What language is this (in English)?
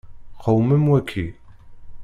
Kabyle